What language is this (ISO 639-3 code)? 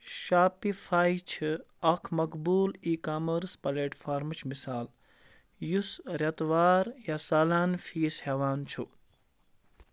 kas